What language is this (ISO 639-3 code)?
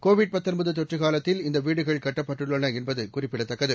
tam